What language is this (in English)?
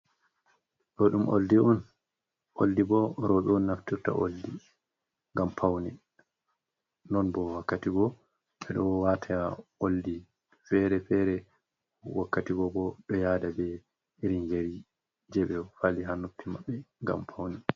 Fula